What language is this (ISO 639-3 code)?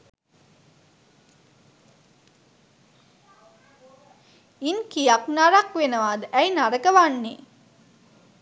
sin